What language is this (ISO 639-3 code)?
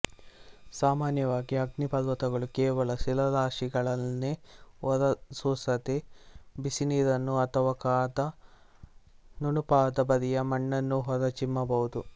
kan